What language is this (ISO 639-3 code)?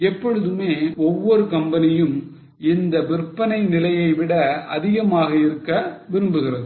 tam